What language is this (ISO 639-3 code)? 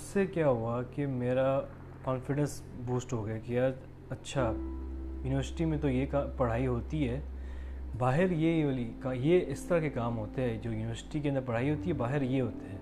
urd